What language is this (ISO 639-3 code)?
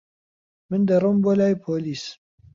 ckb